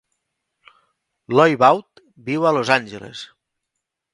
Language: Catalan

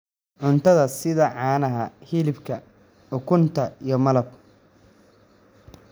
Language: Somali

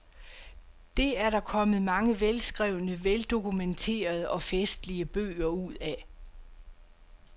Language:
Danish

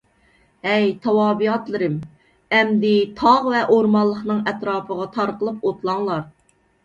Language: Uyghur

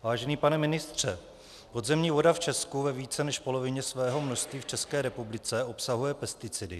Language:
Czech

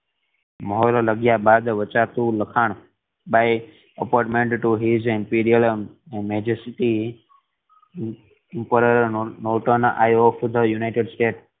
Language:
Gujarati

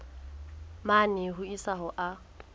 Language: Southern Sotho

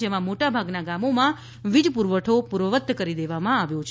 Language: Gujarati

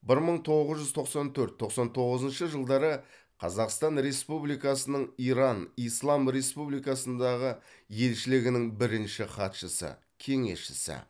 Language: Kazakh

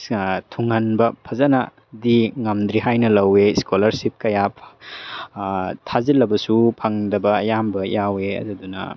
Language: Manipuri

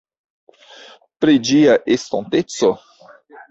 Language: Esperanto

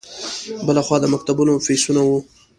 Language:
Pashto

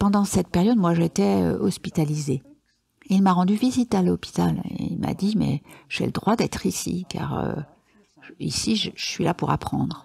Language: French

